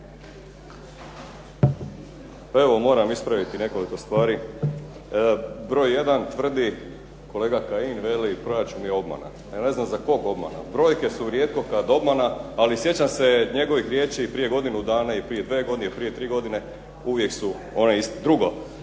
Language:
Croatian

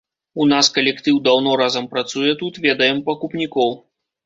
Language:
Belarusian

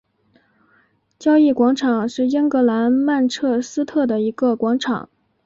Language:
Chinese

